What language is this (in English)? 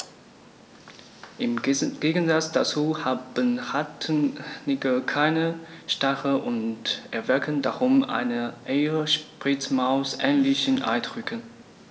German